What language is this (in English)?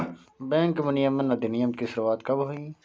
Hindi